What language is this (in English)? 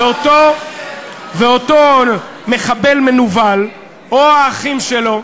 Hebrew